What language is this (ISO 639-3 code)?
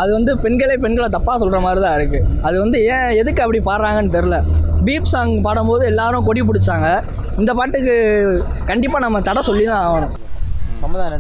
tam